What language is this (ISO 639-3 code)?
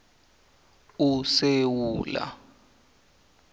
nbl